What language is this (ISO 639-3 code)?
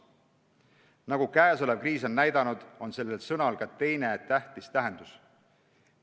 est